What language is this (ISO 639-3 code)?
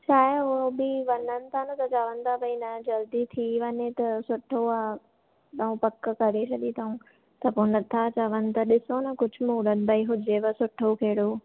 snd